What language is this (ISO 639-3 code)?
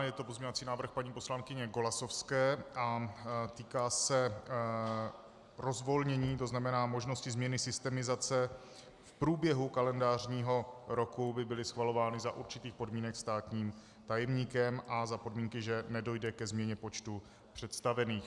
ces